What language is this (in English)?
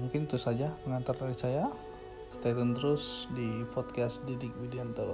Indonesian